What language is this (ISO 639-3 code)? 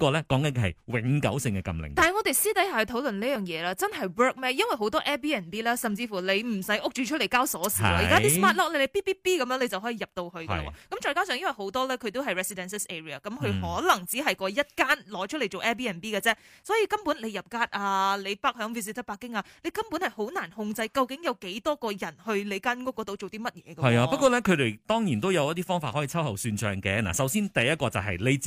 zho